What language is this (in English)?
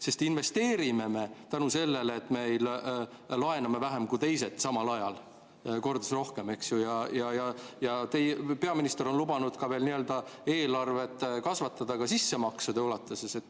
Estonian